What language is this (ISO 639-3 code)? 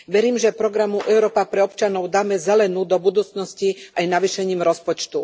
slk